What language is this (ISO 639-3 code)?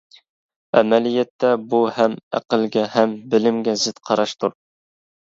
uig